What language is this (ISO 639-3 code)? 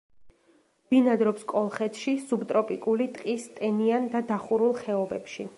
kat